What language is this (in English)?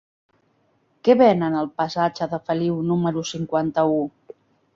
Catalan